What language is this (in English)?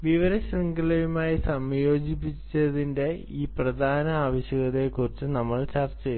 Malayalam